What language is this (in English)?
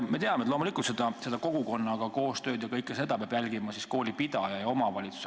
Estonian